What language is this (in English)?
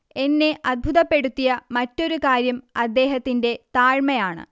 Malayalam